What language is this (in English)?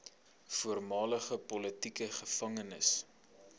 Afrikaans